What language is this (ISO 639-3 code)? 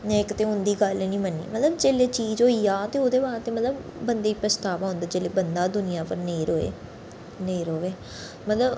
doi